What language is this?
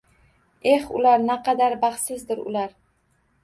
Uzbek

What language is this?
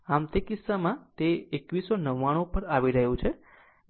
Gujarati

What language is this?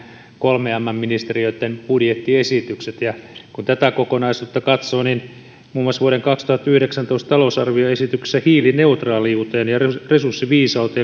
Finnish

